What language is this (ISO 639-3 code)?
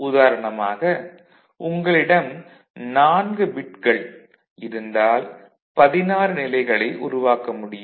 tam